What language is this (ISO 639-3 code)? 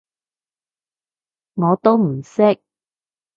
yue